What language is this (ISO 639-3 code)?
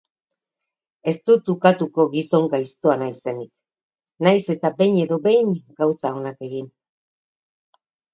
eus